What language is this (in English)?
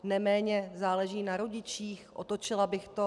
Czech